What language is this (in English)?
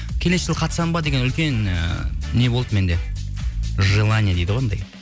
Kazakh